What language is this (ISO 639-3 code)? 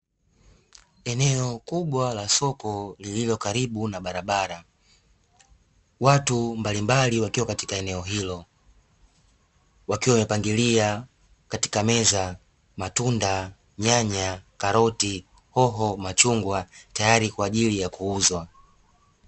swa